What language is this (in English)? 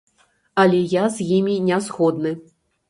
Belarusian